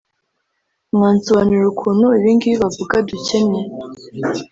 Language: Kinyarwanda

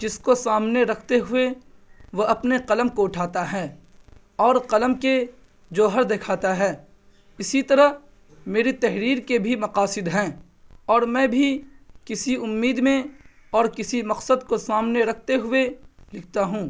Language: Urdu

